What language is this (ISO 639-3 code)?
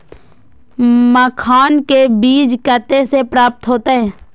mai